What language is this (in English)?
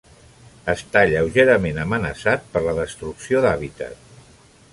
Catalan